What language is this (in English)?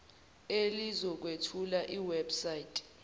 Zulu